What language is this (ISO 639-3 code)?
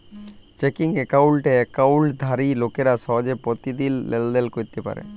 ben